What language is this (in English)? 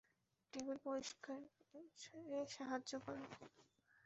Bangla